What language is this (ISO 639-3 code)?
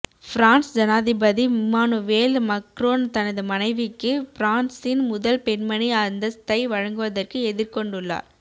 tam